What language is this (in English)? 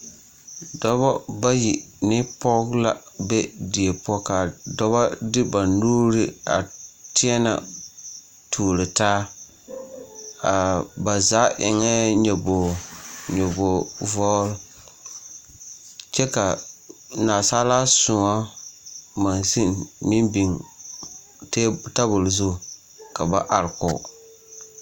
Southern Dagaare